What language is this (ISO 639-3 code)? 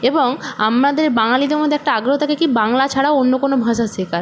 ben